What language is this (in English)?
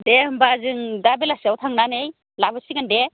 Bodo